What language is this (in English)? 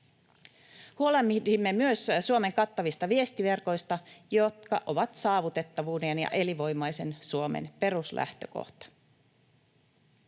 Finnish